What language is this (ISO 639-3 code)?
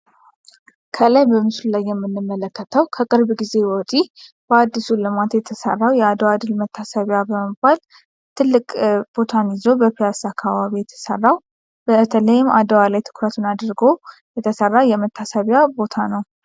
amh